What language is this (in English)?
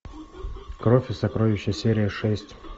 Russian